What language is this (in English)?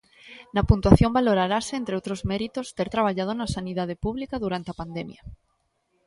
Galician